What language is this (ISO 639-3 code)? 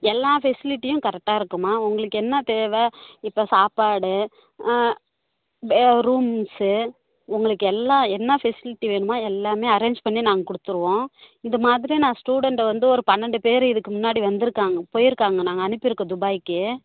tam